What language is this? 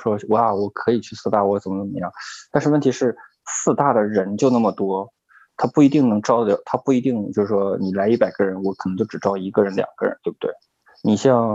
Chinese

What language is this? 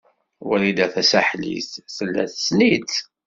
Kabyle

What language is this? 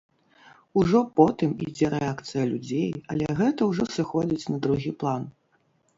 Belarusian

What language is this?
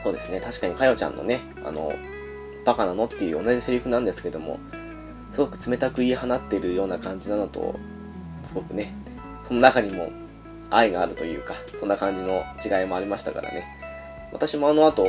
Japanese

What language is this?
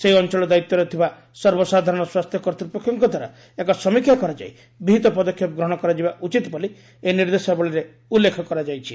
Odia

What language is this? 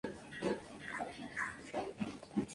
Spanish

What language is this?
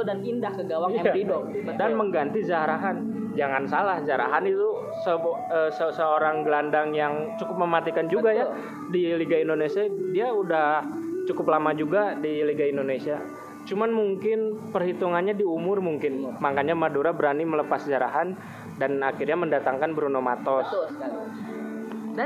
Indonesian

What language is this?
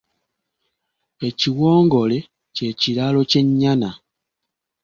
Ganda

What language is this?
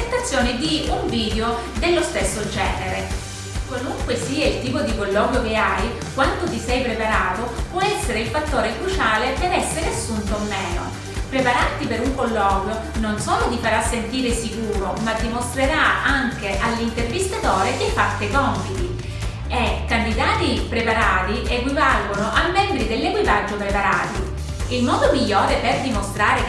Italian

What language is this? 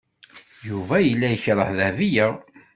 Kabyle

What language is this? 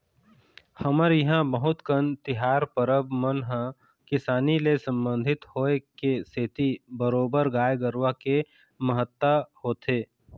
Chhattisgarhi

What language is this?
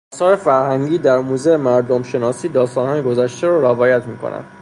Persian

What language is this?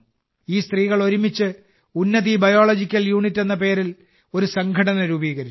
Malayalam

